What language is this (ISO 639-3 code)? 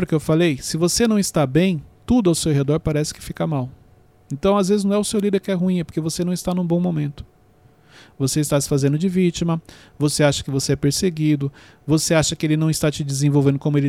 por